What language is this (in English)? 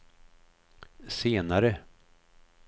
Swedish